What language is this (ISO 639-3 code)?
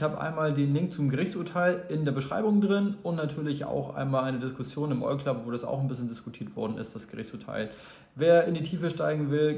deu